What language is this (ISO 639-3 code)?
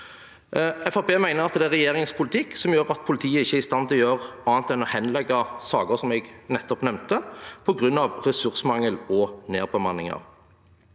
nor